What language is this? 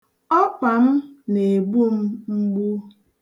Igbo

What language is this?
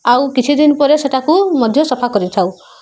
Odia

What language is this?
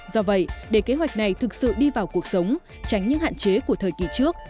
Vietnamese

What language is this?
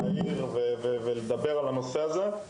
Hebrew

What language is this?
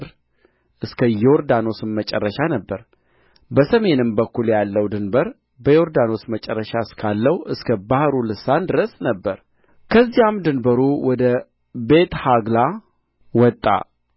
Amharic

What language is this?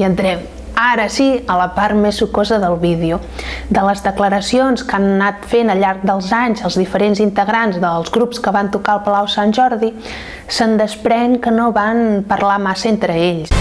Catalan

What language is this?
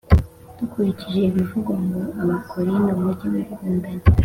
Kinyarwanda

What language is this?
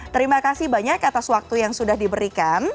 Indonesian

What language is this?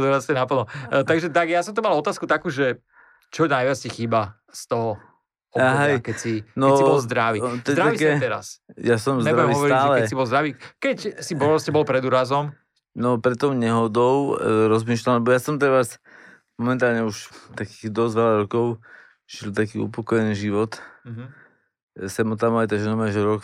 Slovak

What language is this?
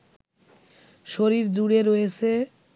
Bangla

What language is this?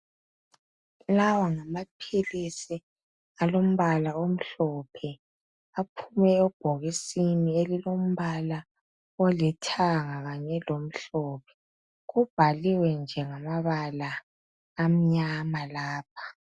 North Ndebele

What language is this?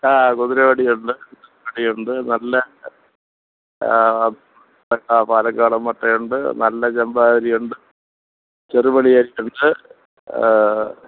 Malayalam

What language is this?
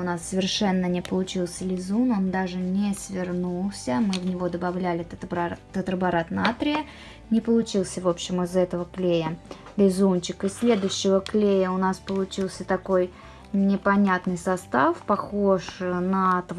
Russian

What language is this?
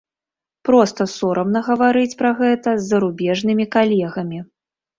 Belarusian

